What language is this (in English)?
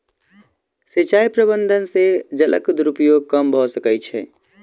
Maithili